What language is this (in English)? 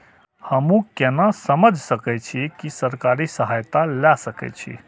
Maithili